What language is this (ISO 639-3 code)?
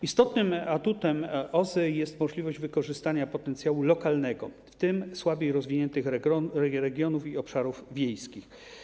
pol